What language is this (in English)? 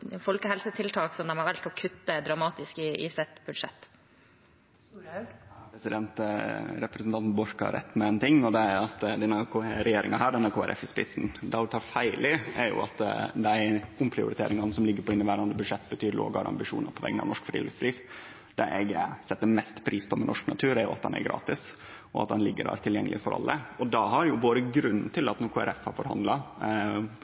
Norwegian